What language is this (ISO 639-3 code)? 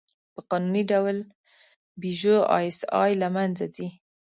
pus